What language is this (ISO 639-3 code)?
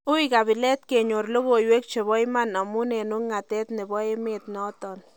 kln